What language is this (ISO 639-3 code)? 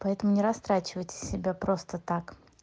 rus